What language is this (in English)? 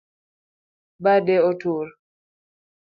Luo (Kenya and Tanzania)